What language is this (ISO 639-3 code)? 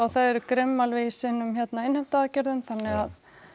isl